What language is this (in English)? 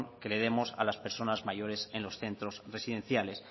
Spanish